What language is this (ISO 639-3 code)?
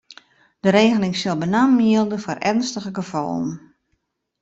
fry